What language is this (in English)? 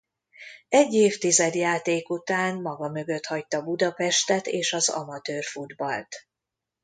Hungarian